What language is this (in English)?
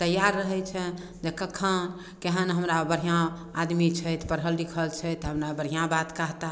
Maithili